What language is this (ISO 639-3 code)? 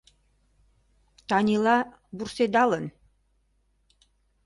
chm